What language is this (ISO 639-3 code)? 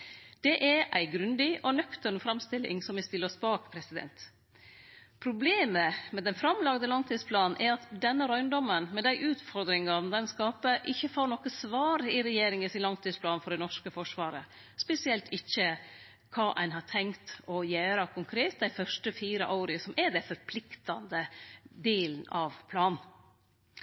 nno